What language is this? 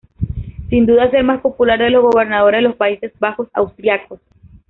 Spanish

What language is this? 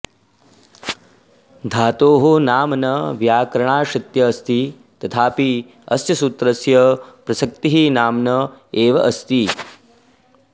Sanskrit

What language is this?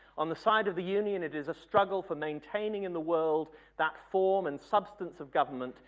English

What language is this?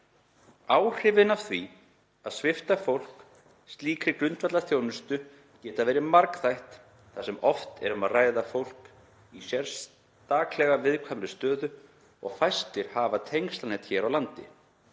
Icelandic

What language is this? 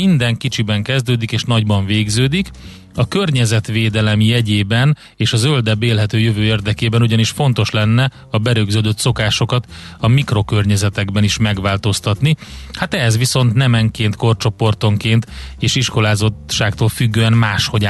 Hungarian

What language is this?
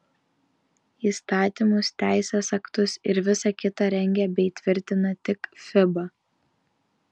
Lithuanian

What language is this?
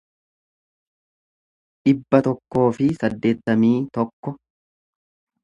Oromo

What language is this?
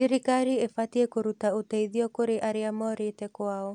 Kikuyu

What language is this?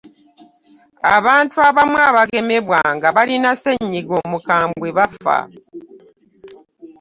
Ganda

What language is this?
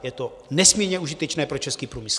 Czech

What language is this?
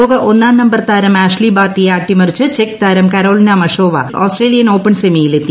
Malayalam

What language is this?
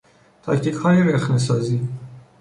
Persian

